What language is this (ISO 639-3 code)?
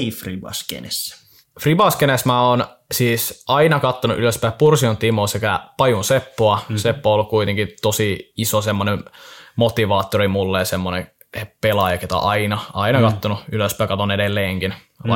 fin